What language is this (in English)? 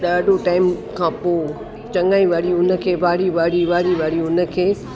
Sindhi